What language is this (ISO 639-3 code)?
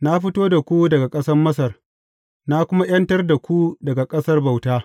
hau